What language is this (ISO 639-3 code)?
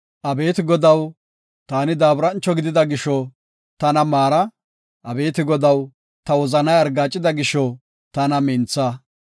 gof